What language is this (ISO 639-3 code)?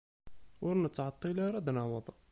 kab